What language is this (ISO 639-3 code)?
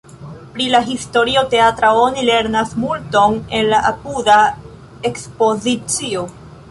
epo